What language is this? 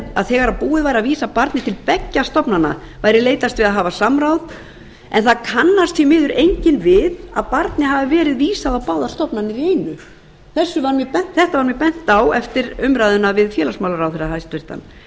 Icelandic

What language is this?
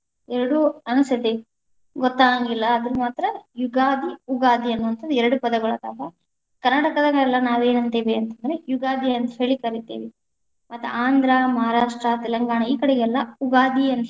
Kannada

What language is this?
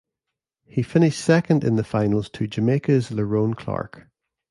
English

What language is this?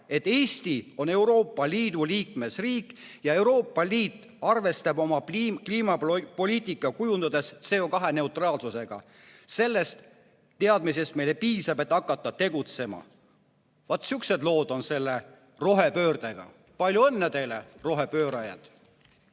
Estonian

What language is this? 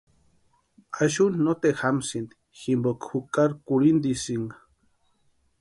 Western Highland Purepecha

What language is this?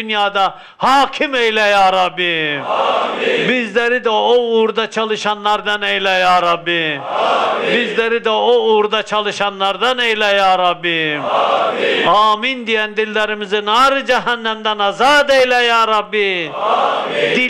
Turkish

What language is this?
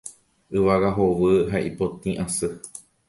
Guarani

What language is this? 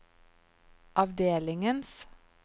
Norwegian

